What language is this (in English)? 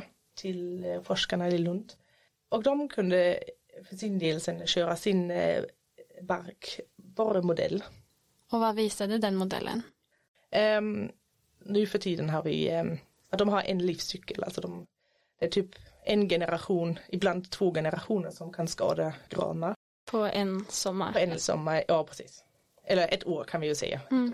Swedish